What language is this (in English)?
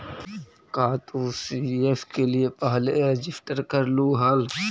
Magahi